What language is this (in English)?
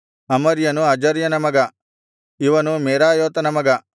Kannada